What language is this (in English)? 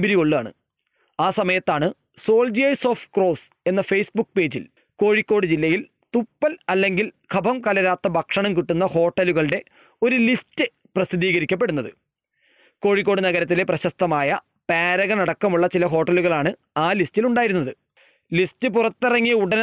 Malayalam